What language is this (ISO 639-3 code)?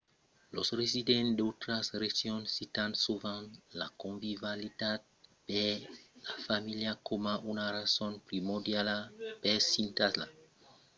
oci